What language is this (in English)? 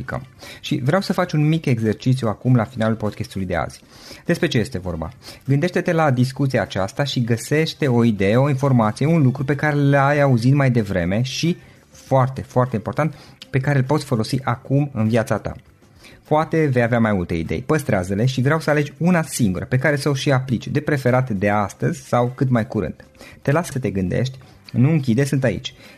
Romanian